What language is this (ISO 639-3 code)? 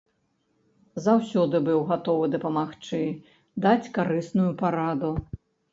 bel